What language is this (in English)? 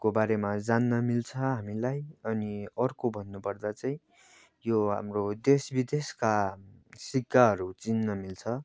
Nepali